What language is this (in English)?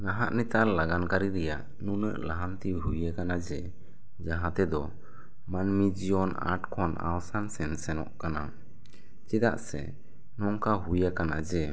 Santali